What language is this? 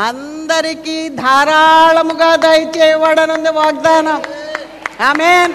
Telugu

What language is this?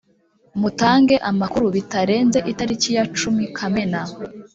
Kinyarwanda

